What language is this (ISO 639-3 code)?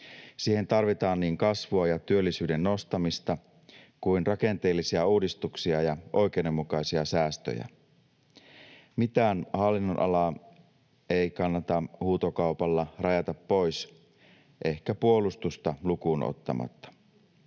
fin